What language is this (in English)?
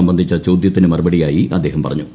Malayalam